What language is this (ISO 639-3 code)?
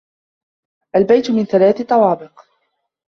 ara